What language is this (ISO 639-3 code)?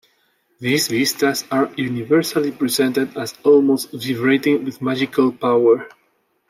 eng